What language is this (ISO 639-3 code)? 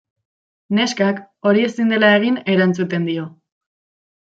eus